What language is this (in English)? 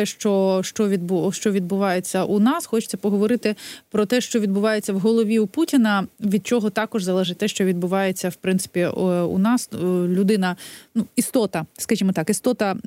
Ukrainian